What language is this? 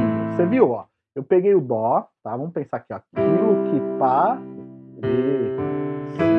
Portuguese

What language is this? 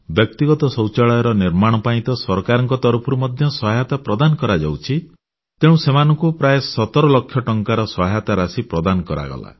Odia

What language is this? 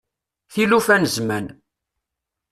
Kabyle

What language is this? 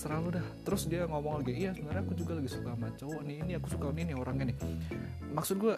Indonesian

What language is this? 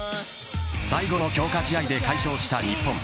Japanese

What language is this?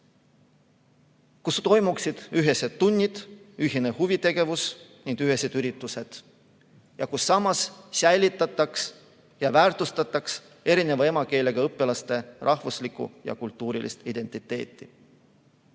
Estonian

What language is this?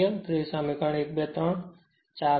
Gujarati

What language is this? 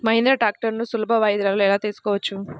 Telugu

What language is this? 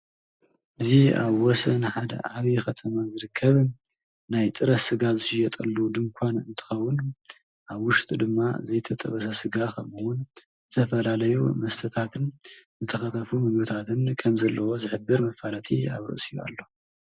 Tigrinya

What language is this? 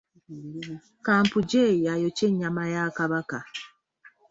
Ganda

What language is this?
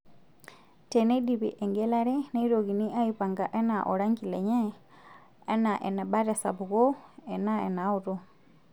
Masai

